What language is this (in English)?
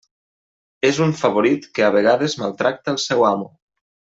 Catalan